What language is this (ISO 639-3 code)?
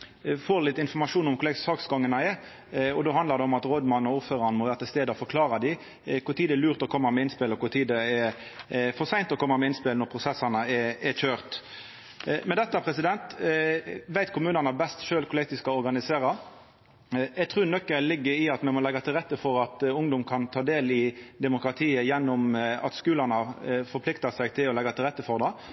nno